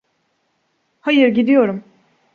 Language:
Turkish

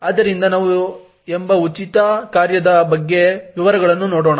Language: Kannada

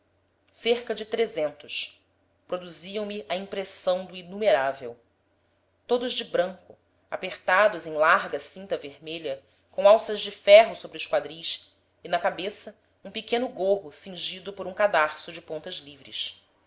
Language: Portuguese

